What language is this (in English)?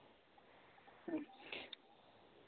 Santali